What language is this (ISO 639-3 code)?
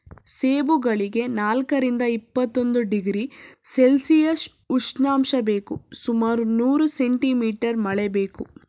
kan